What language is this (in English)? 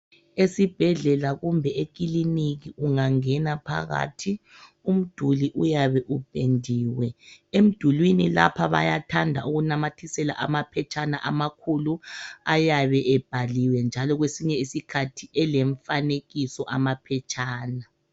North Ndebele